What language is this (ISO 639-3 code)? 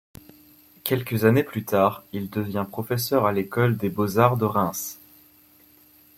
fra